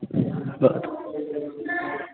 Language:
Sanskrit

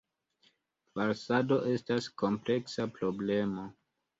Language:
Esperanto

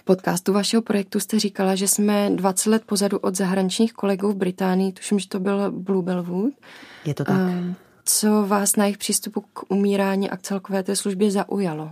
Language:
Czech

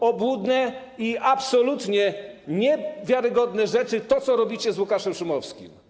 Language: Polish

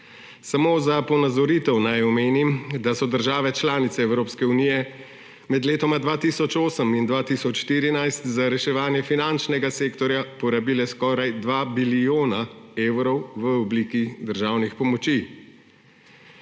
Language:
Slovenian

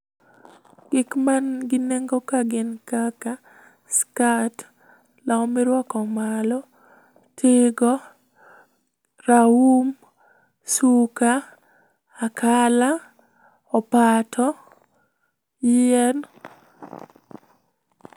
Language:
Luo (Kenya and Tanzania)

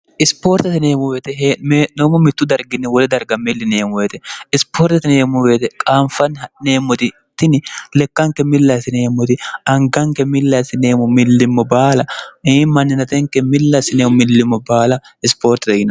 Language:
Sidamo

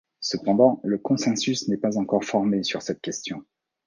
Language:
French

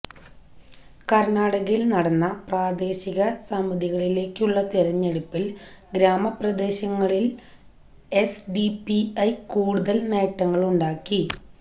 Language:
Malayalam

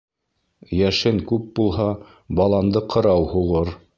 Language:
Bashkir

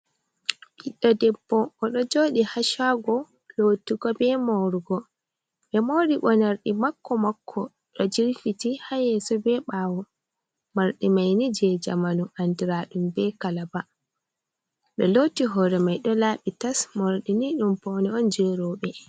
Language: Fula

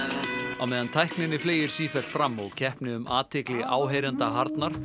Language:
Icelandic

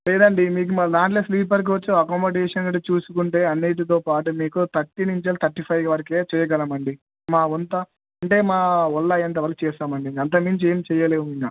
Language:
Telugu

